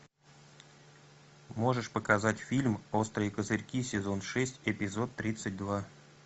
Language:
Russian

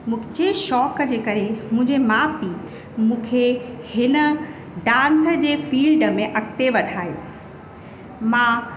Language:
Sindhi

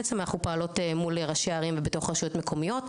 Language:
Hebrew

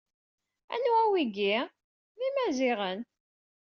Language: Kabyle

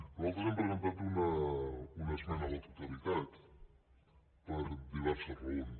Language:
Catalan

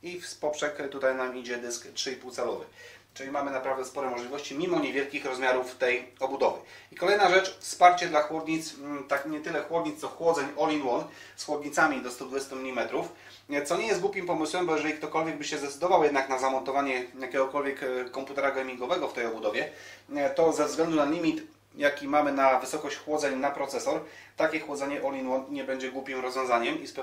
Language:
Polish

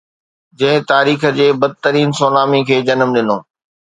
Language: Sindhi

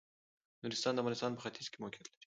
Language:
Pashto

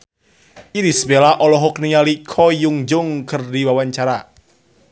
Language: Sundanese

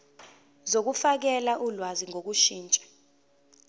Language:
Zulu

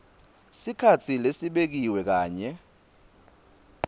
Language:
Swati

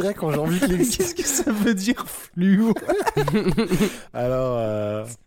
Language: French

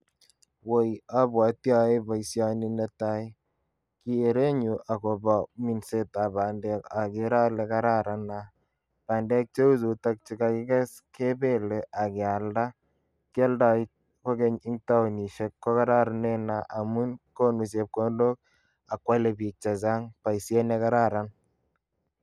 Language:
Kalenjin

